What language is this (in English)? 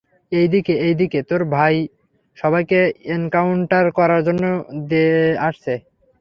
Bangla